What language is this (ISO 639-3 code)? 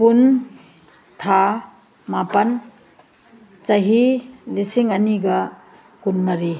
mni